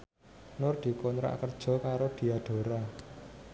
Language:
Javanese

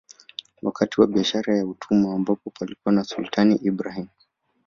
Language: Swahili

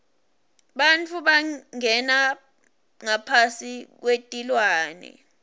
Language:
Swati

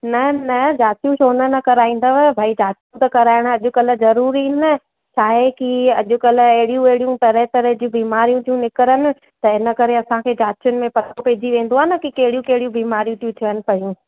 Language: Sindhi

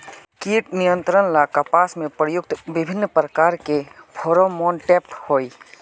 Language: Magahi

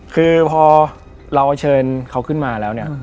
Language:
Thai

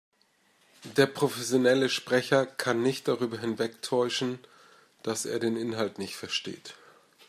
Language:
German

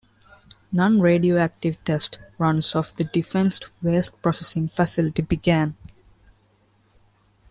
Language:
English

